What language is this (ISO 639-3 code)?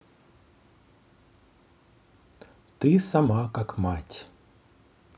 rus